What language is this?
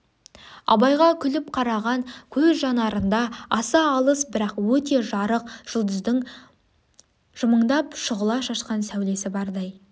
Kazakh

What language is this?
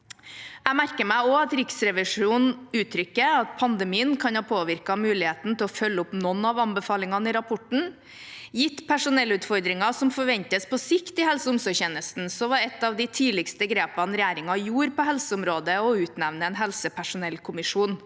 Norwegian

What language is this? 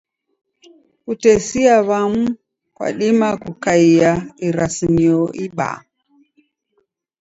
Taita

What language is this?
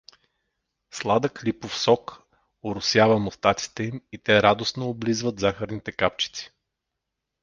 Bulgarian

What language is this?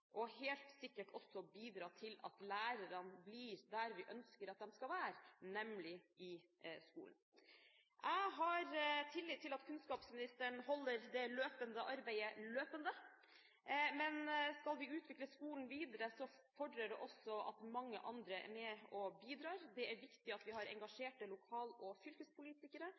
Norwegian Bokmål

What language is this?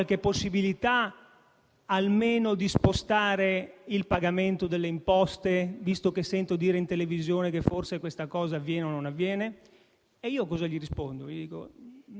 Italian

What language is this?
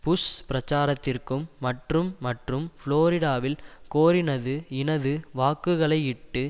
Tamil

